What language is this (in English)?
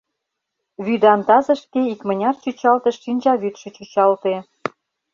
Mari